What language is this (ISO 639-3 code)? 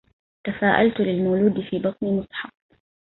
ara